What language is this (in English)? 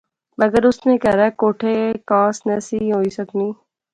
Pahari-Potwari